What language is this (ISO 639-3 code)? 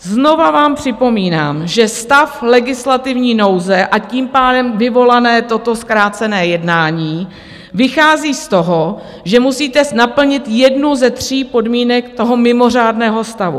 ces